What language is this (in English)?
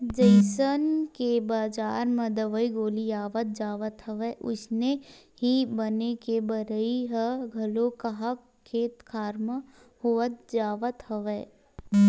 Chhattisgarhi